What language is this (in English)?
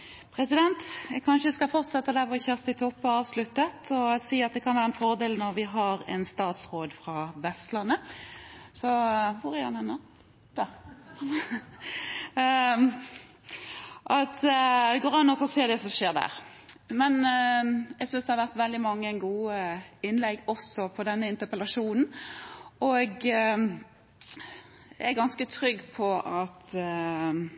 Norwegian